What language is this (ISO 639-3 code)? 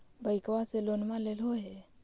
mag